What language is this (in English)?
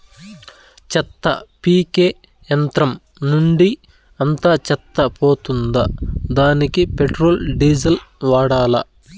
Telugu